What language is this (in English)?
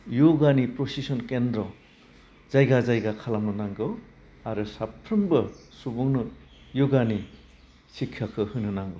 Bodo